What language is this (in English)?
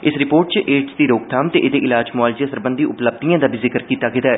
Dogri